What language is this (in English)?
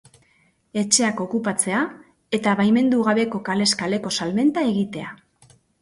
Basque